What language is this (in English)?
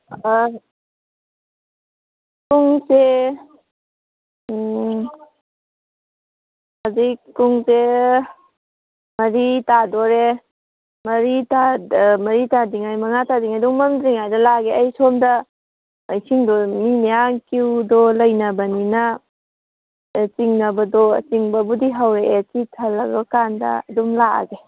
Manipuri